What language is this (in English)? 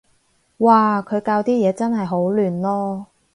Cantonese